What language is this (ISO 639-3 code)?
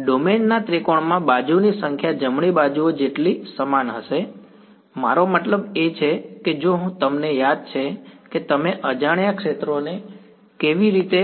guj